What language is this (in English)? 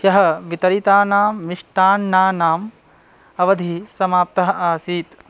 Sanskrit